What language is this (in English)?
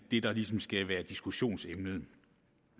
Danish